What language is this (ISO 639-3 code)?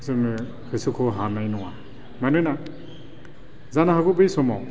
brx